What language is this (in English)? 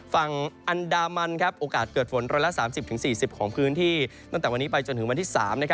Thai